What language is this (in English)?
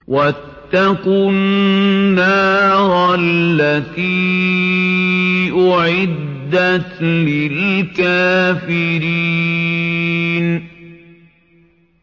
Arabic